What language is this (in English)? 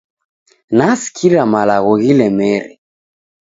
Taita